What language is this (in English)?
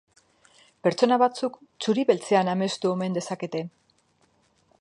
Basque